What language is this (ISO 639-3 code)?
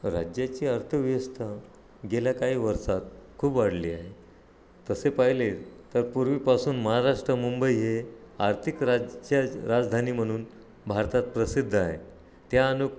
mar